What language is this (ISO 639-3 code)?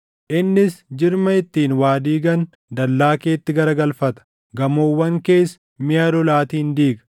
orm